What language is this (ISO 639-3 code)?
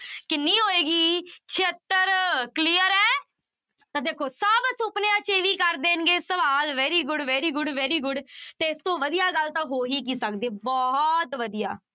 pan